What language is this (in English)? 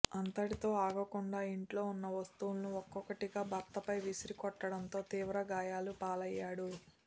Telugu